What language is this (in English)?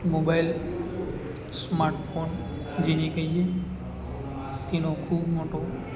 Gujarati